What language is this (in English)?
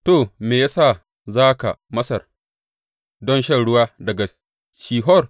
Hausa